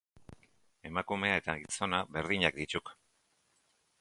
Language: Basque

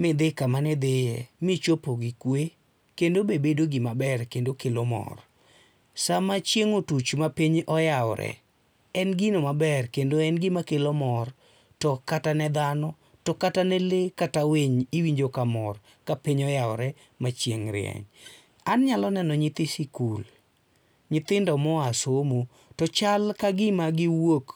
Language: Luo (Kenya and Tanzania)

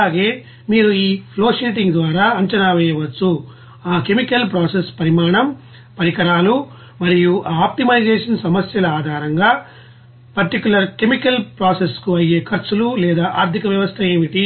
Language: Telugu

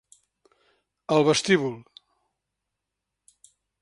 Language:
Catalan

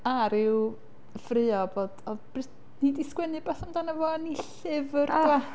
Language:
Welsh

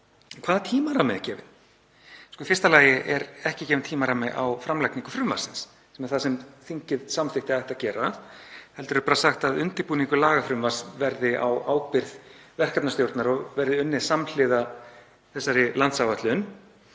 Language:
Icelandic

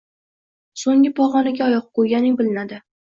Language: Uzbek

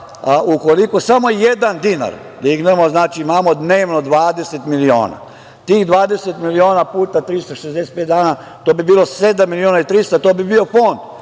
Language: Serbian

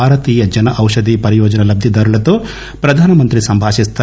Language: Telugu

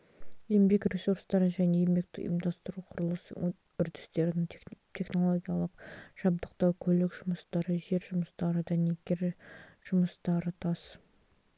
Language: Kazakh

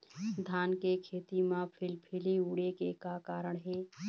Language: Chhattisgarhi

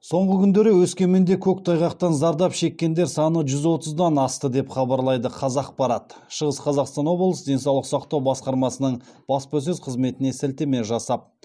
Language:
Kazakh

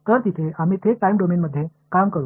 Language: Marathi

